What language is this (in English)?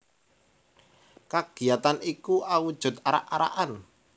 Javanese